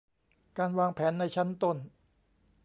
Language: Thai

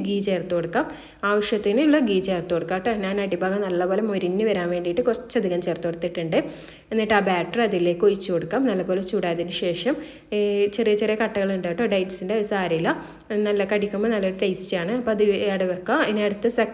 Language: Malayalam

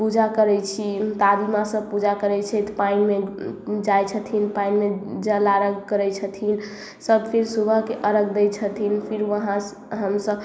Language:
Maithili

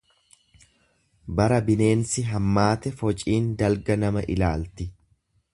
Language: Oromo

